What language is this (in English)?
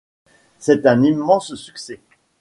French